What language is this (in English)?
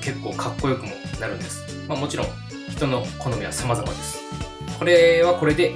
Japanese